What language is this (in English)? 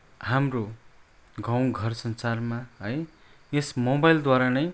Nepali